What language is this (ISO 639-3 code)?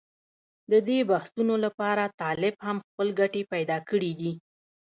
pus